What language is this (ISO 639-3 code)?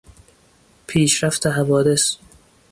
fas